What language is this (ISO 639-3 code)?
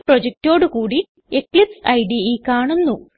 mal